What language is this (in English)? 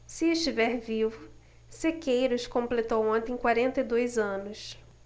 Portuguese